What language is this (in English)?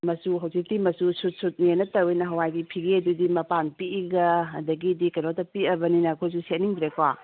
Manipuri